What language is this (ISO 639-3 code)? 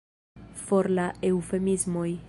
epo